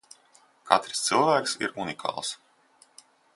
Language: Latvian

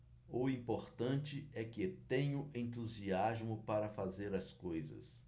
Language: Portuguese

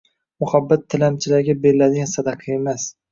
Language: Uzbek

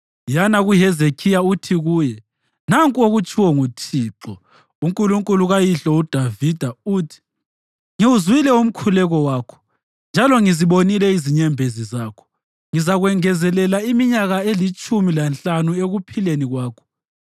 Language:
North Ndebele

